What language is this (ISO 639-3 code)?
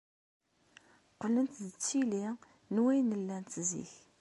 kab